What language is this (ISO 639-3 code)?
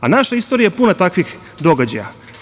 srp